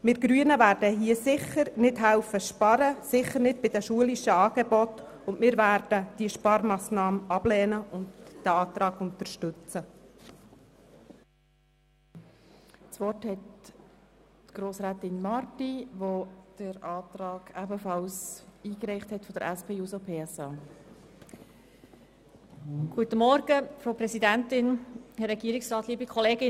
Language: Swiss German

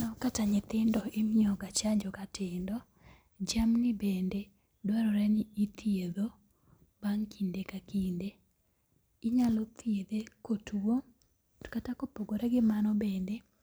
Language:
Luo (Kenya and Tanzania)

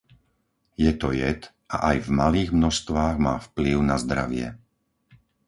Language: Slovak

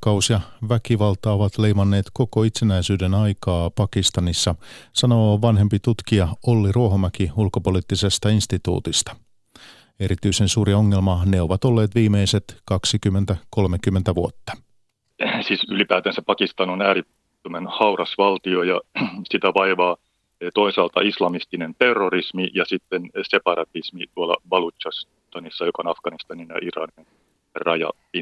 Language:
Finnish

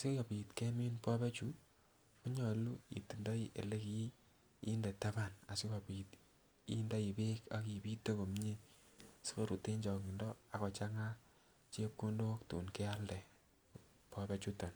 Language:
Kalenjin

